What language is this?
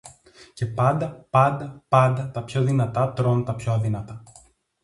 Greek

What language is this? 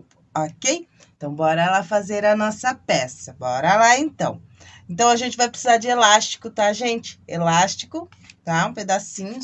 Portuguese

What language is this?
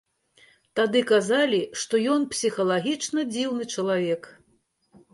Belarusian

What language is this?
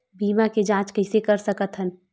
Chhattisgarhi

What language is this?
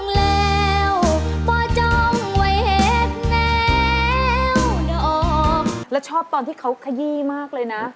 Thai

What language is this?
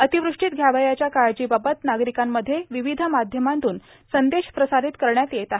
Marathi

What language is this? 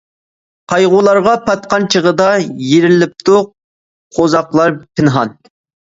Uyghur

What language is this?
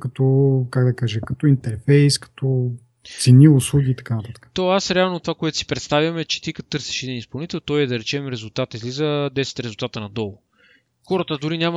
Bulgarian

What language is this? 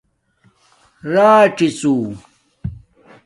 Domaaki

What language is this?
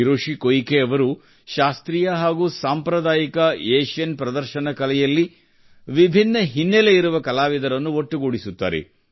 Kannada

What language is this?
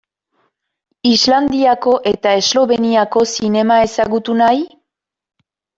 Basque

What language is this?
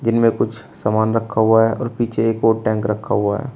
Hindi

